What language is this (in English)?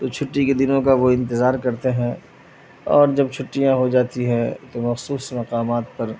Urdu